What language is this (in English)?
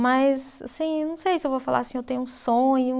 Portuguese